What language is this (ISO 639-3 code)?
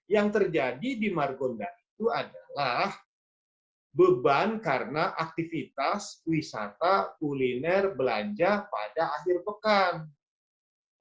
ind